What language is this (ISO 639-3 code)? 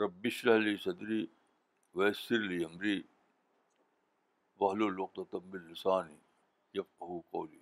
urd